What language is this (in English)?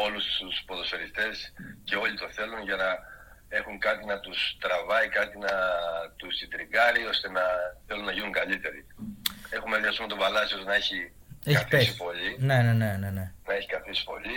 Greek